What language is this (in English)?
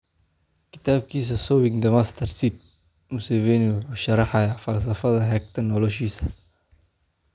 Somali